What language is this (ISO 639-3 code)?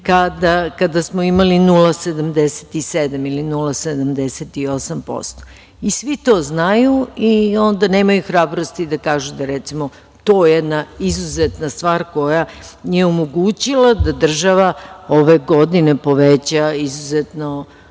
srp